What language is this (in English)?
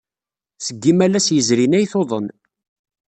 Kabyle